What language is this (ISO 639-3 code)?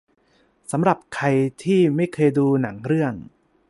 tha